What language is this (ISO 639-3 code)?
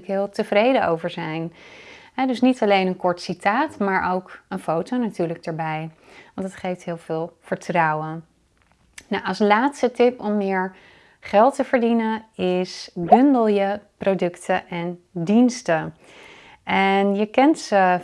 nld